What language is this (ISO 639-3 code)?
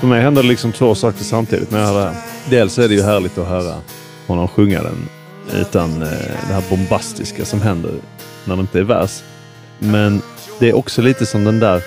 swe